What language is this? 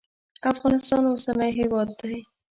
Pashto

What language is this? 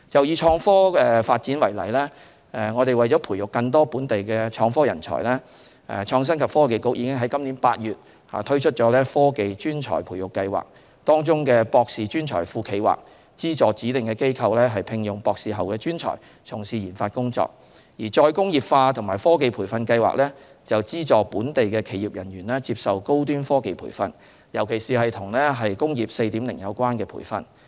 Cantonese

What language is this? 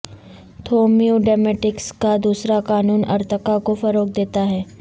Urdu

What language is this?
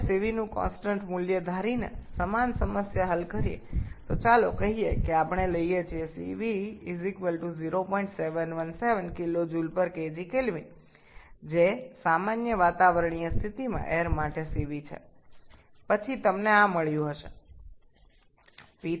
Bangla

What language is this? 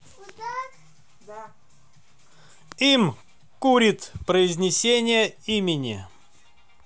Russian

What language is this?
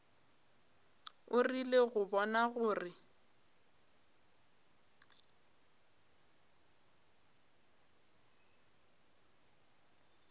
Northern Sotho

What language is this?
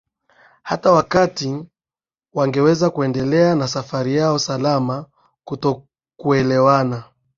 Swahili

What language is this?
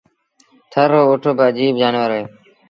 Sindhi Bhil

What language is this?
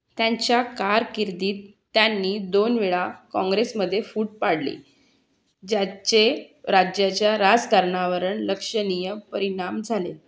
Marathi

